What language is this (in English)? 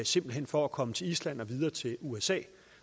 Danish